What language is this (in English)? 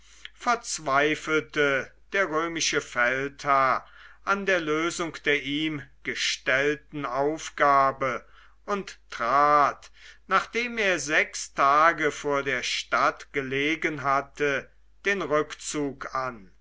German